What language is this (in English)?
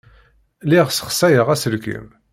Kabyle